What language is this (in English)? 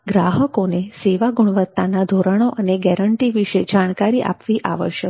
Gujarati